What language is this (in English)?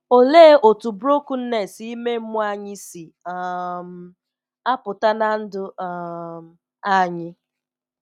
Igbo